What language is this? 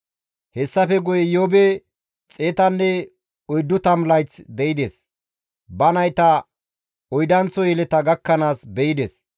Gamo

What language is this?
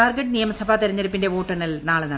Malayalam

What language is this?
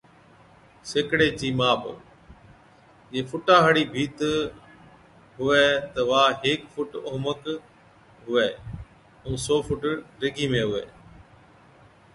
Od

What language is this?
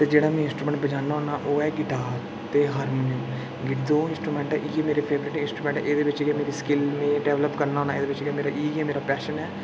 Dogri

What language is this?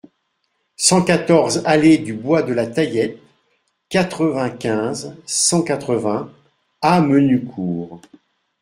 French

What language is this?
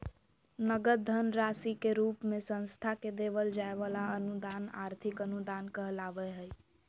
Magahi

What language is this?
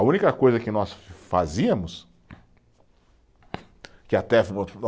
Portuguese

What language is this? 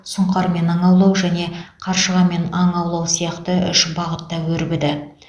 Kazakh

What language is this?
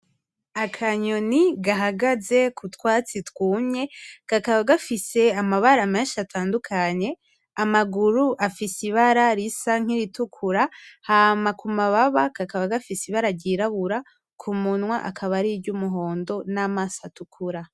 Rundi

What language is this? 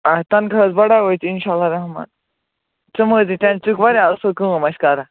Kashmiri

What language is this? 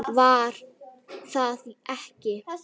Icelandic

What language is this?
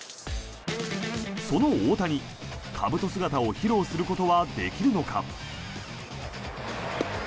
Japanese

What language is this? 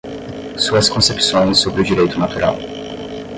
Portuguese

